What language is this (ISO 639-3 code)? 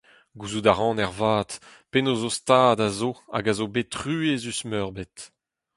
bre